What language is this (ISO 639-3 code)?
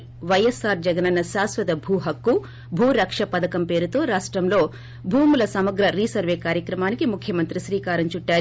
tel